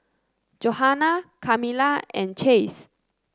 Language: English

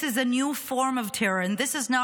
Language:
Hebrew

